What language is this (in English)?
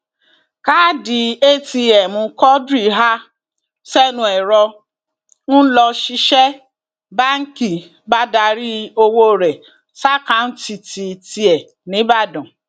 Yoruba